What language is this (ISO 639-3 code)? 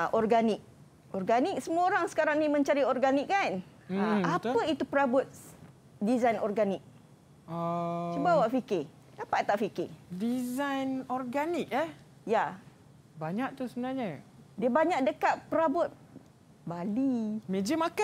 msa